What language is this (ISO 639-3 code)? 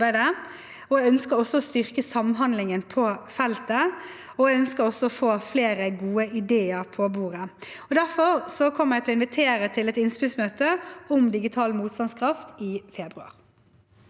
nor